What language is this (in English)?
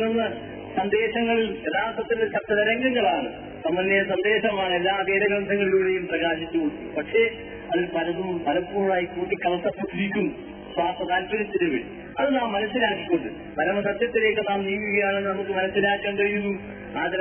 Malayalam